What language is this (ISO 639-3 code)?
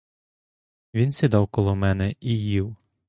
ukr